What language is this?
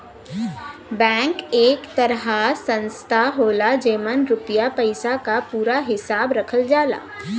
Bhojpuri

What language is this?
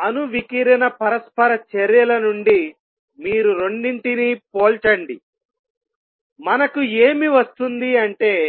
Telugu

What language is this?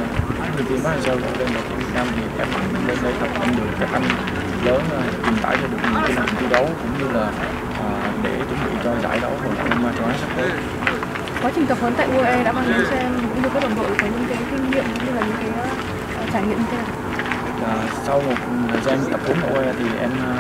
Vietnamese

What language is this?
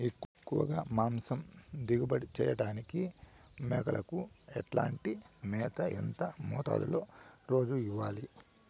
Telugu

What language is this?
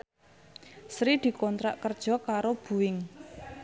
Javanese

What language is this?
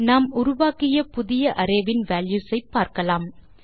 Tamil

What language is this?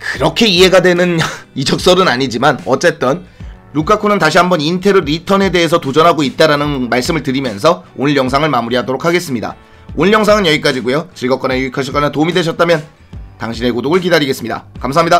Korean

